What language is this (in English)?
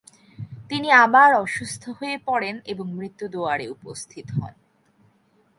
Bangla